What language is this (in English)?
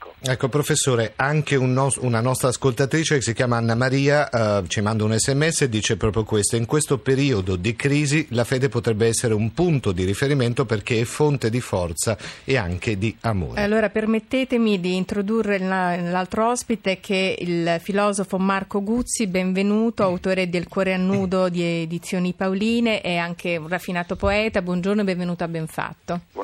Italian